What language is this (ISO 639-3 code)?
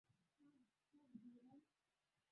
swa